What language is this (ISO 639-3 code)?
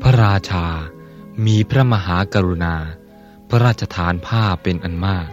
tha